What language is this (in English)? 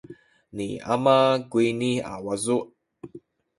Sakizaya